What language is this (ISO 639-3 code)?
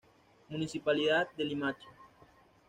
spa